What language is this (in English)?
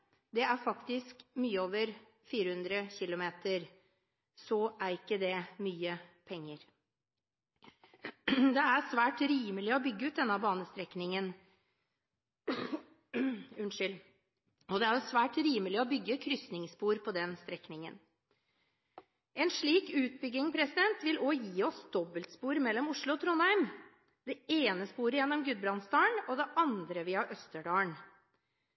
Norwegian Bokmål